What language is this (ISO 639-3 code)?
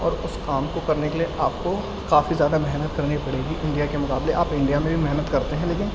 urd